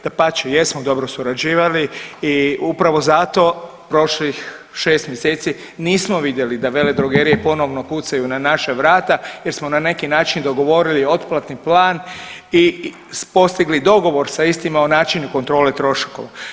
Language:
Croatian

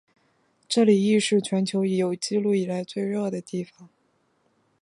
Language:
Chinese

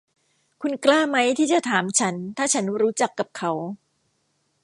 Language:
Thai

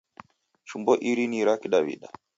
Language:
Taita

